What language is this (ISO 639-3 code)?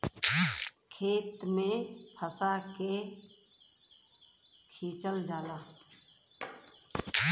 bho